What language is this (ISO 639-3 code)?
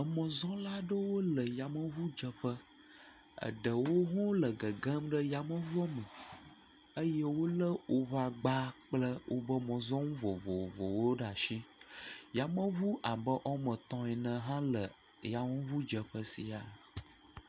ewe